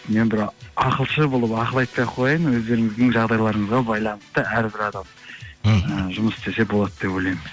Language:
Kazakh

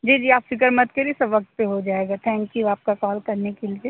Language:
Urdu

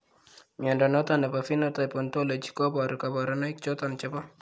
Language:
Kalenjin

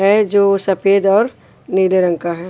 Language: Hindi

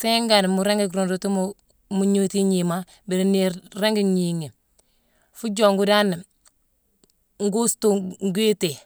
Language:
Mansoanka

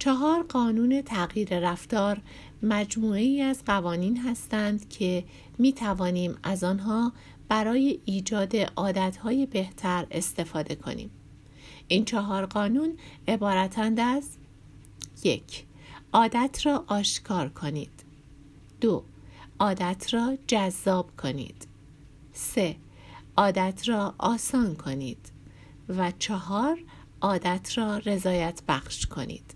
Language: Persian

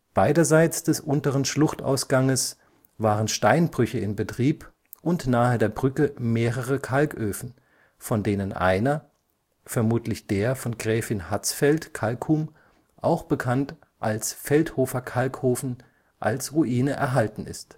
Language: German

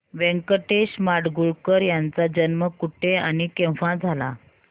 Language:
Marathi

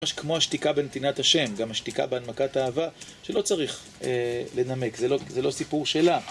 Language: Hebrew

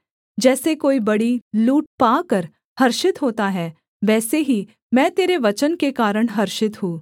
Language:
Hindi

